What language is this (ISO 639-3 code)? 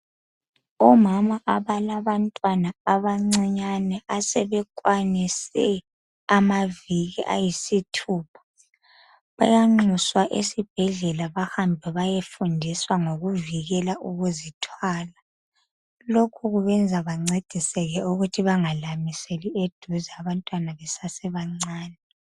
nde